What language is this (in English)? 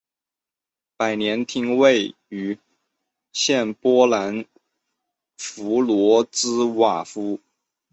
Chinese